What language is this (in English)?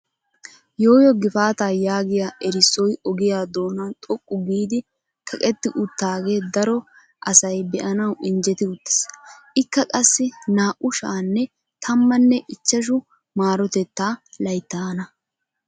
Wolaytta